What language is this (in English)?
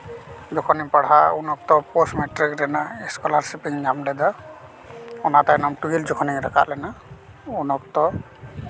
Santali